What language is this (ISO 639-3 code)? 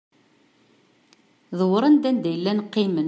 kab